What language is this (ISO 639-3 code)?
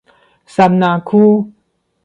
nan